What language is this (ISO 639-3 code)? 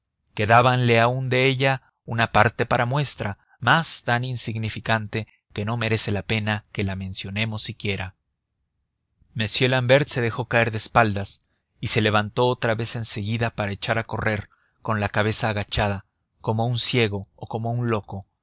spa